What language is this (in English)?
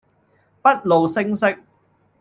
Cantonese